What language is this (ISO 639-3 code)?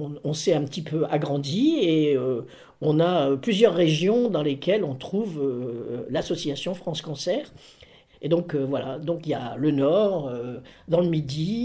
fra